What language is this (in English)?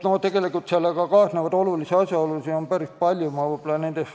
Estonian